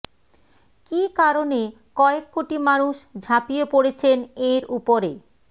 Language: Bangla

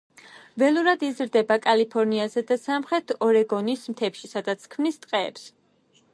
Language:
Georgian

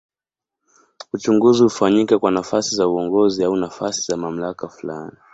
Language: Swahili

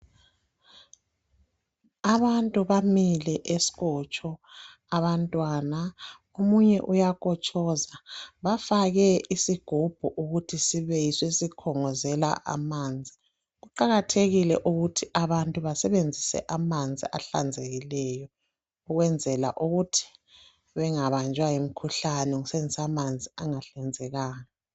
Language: North Ndebele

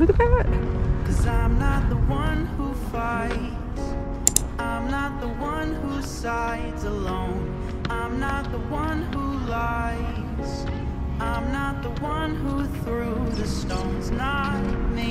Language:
English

